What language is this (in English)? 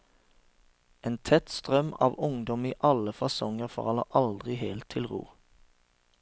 Norwegian